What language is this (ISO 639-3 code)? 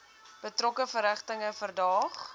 afr